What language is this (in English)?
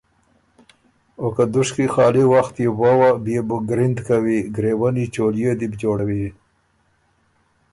Ormuri